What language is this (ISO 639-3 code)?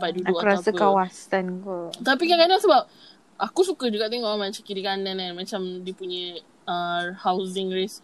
msa